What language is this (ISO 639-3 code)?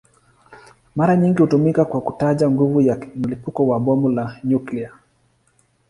swa